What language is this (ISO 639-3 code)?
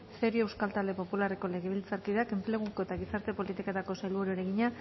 eus